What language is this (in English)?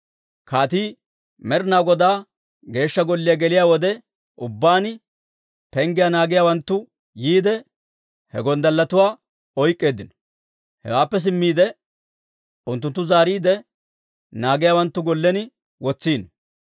Dawro